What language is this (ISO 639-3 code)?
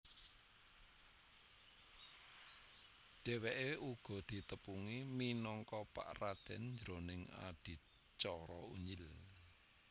jav